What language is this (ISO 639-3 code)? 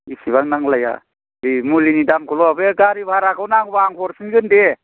brx